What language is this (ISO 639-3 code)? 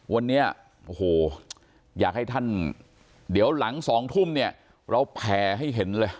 tha